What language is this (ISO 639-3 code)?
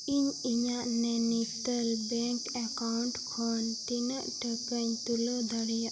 sat